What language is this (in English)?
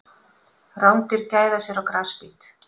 Icelandic